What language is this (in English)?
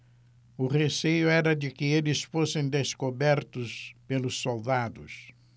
Portuguese